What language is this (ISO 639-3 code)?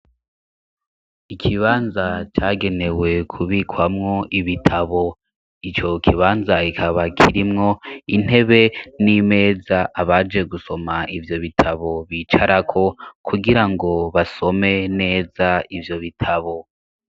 run